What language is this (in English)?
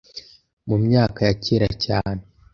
Kinyarwanda